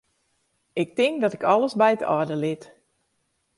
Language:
Western Frisian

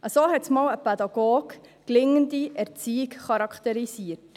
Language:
Swiss German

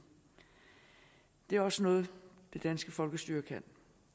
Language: Danish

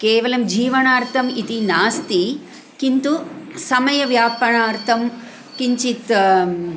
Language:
Sanskrit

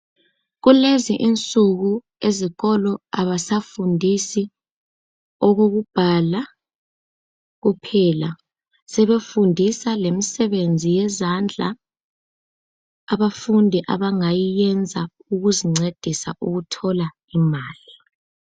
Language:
North Ndebele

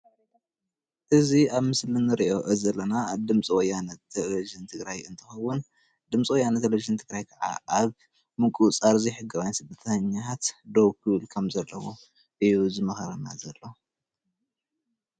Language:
Tigrinya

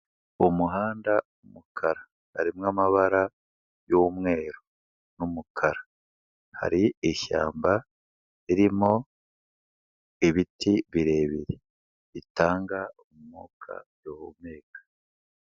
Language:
Kinyarwanda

